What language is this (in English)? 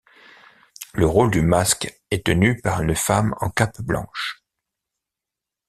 French